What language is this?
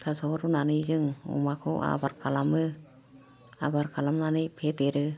Bodo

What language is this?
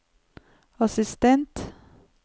Norwegian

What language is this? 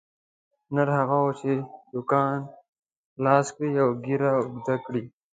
Pashto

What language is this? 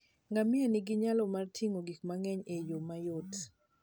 Luo (Kenya and Tanzania)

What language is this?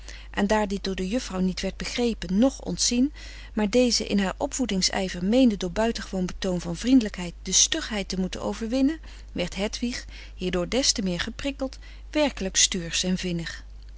Dutch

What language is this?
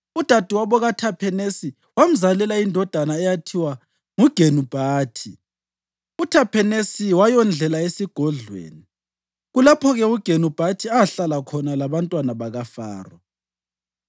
North Ndebele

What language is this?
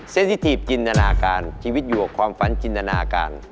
Thai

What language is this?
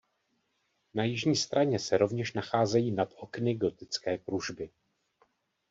Czech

